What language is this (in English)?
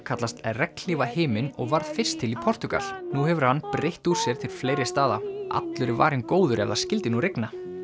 Icelandic